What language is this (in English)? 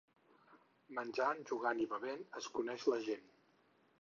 Catalan